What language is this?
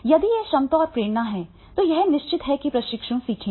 Hindi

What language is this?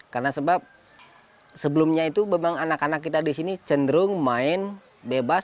Indonesian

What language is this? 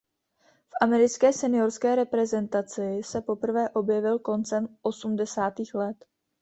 Czech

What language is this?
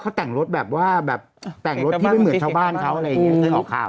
Thai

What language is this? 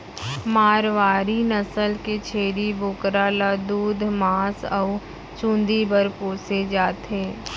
Chhattisgarhi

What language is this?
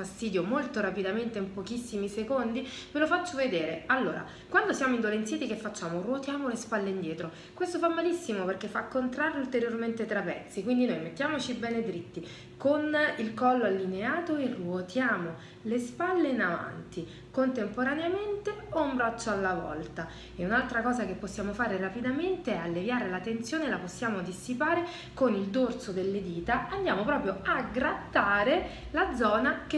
Italian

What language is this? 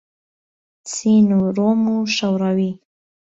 Central Kurdish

